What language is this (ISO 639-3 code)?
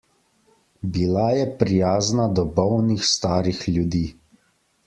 slv